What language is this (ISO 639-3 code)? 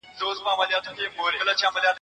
pus